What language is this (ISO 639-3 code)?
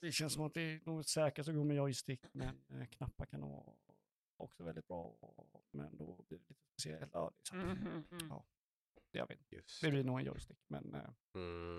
swe